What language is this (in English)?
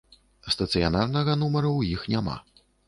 Belarusian